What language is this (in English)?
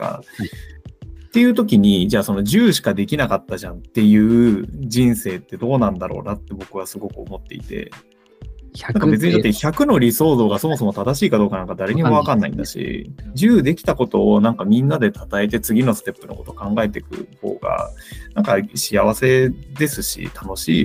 Japanese